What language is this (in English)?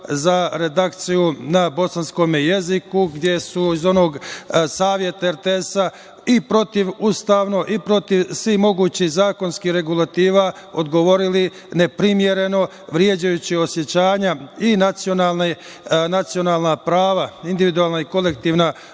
Serbian